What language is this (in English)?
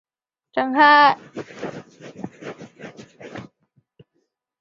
Chinese